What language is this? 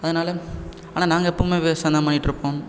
Tamil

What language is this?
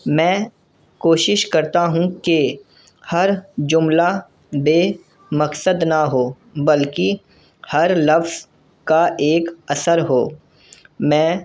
Urdu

